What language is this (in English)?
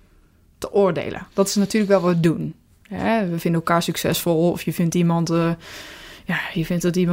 Dutch